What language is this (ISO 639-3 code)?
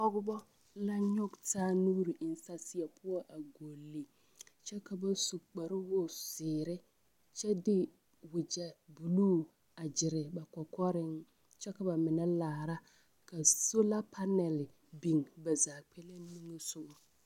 dga